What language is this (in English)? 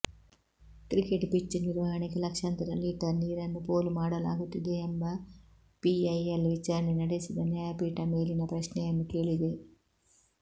Kannada